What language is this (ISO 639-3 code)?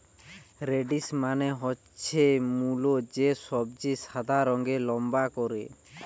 ben